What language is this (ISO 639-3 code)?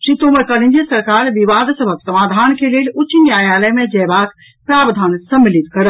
mai